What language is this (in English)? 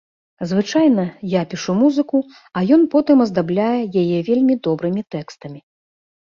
Belarusian